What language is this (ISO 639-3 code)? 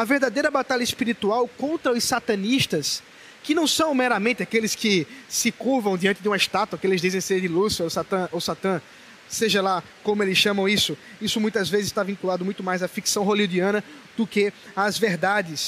por